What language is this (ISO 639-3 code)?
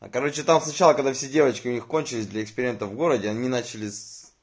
rus